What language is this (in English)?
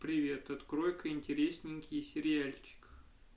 Russian